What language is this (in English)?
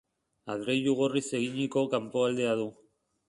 Basque